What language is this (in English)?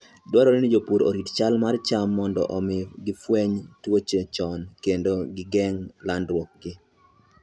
Luo (Kenya and Tanzania)